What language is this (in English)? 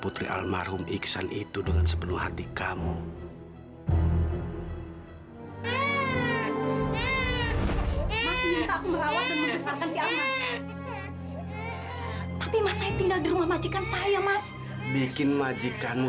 Indonesian